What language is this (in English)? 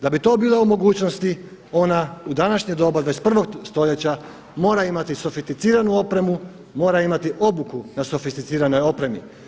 Croatian